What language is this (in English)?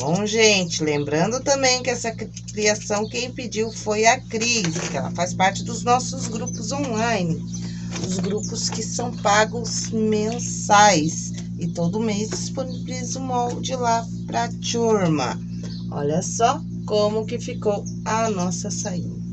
Portuguese